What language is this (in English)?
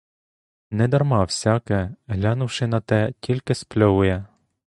Ukrainian